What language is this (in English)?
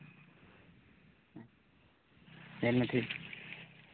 Santali